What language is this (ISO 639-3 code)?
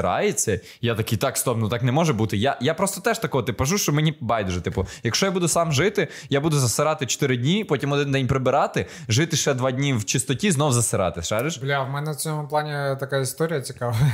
ukr